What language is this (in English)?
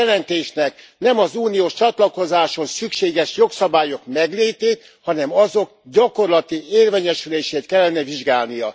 Hungarian